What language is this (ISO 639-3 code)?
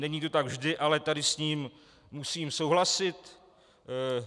ces